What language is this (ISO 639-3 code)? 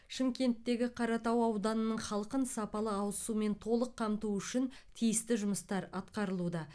kaz